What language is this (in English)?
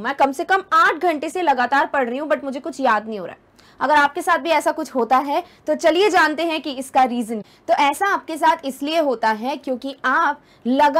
Hindi